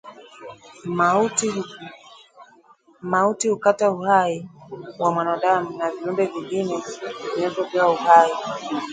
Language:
Swahili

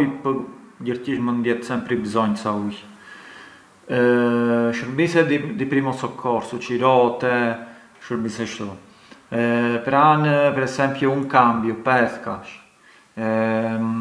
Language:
Arbëreshë Albanian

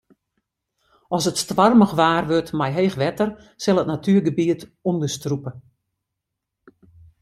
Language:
Western Frisian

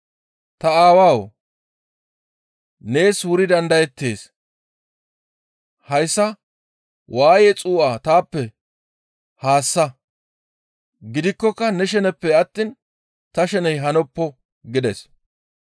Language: Gamo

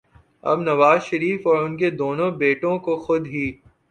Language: Urdu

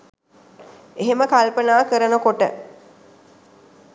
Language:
Sinhala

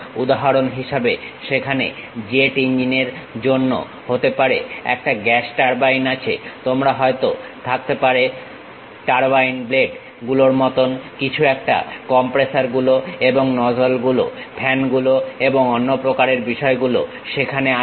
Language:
Bangla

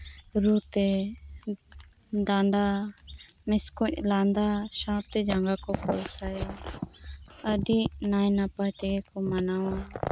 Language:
Santali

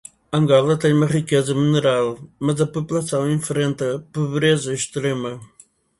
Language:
Portuguese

